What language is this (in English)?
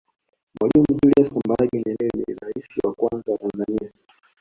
Swahili